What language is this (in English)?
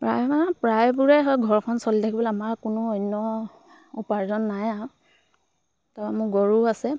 Assamese